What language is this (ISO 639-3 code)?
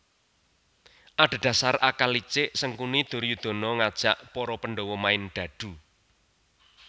jav